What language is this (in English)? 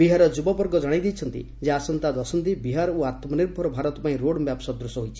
Odia